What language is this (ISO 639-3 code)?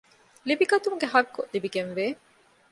div